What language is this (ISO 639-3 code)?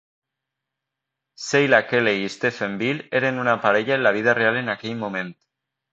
cat